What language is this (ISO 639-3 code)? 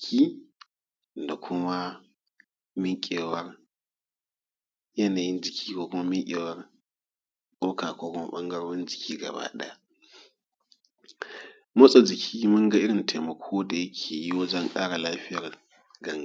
hau